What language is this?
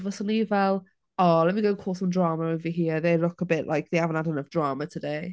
Welsh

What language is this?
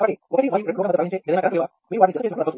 Telugu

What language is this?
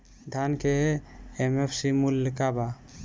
Bhojpuri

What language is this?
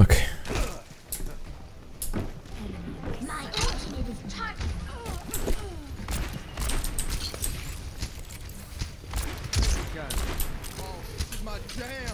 Polish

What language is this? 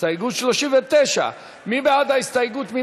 Hebrew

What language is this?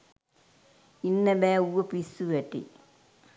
Sinhala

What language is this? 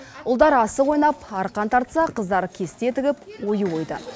Kazakh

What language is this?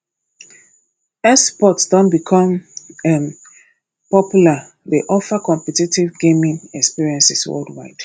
Nigerian Pidgin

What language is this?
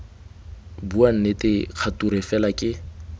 Tswana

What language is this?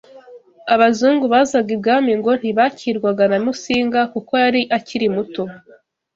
Kinyarwanda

